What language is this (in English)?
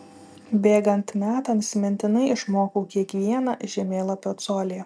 Lithuanian